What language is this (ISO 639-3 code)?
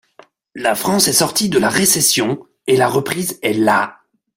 fra